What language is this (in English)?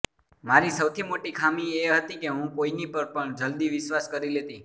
Gujarati